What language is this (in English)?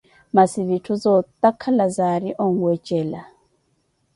Koti